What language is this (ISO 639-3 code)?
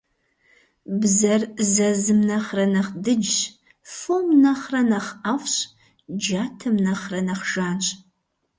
kbd